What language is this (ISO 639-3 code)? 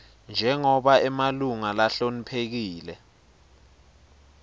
ssw